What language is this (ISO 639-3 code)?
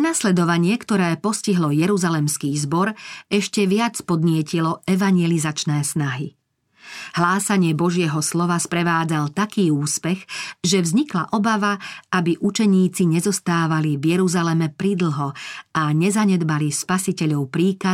slk